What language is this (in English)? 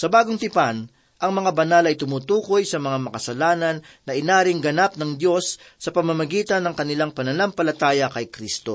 Filipino